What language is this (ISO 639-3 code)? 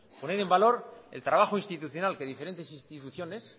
spa